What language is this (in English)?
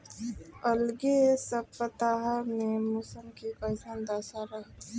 Bhojpuri